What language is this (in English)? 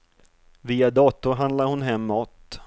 Swedish